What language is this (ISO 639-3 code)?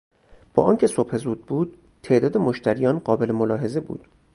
fas